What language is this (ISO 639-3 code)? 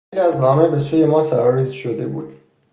fas